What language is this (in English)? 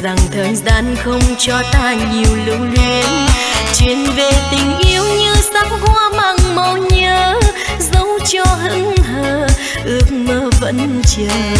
Vietnamese